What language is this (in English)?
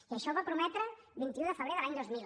Catalan